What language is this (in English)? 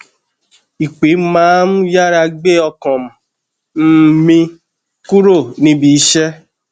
Yoruba